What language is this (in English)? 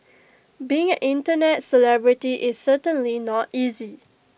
English